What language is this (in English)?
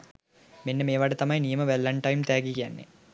Sinhala